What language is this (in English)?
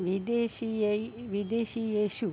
Sanskrit